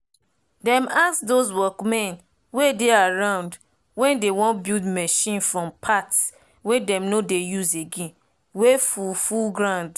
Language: Nigerian Pidgin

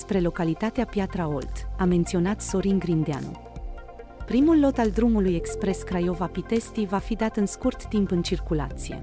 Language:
Romanian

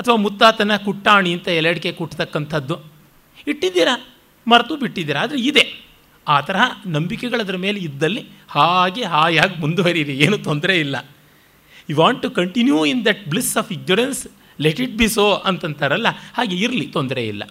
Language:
Kannada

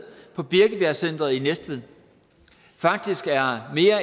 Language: Danish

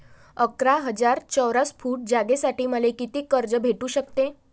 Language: Marathi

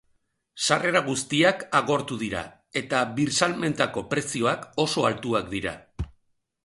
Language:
Basque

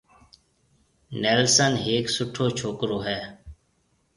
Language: Marwari (Pakistan)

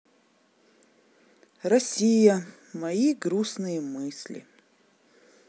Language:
Russian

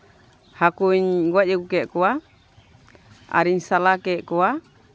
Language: Santali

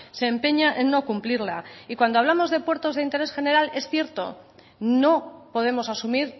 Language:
Spanish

